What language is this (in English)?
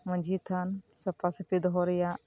Santali